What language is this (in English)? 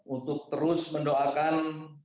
Indonesian